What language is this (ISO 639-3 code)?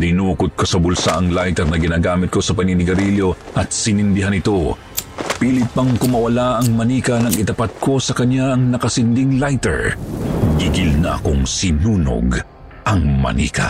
fil